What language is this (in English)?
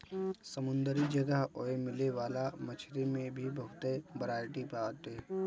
Bhojpuri